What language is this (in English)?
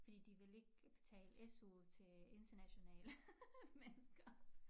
Danish